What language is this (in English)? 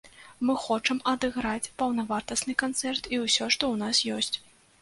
Belarusian